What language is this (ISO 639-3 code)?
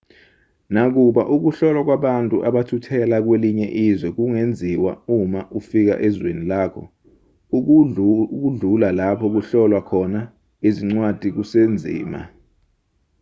zul